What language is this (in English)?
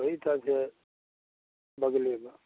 Maithili